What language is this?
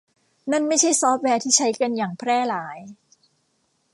Thai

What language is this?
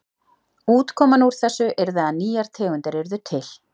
Icelandic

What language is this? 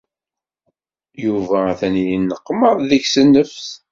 Kabyle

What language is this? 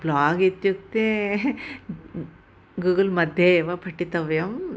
Sanskrit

